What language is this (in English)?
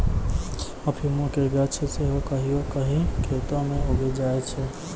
Maithili